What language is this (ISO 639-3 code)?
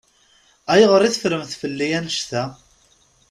kab